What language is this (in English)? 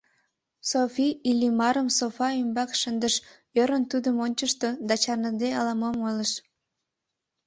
Mari